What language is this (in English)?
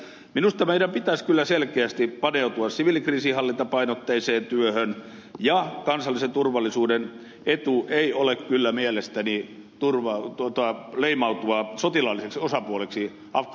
Finnish